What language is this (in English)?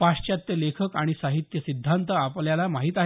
Marathi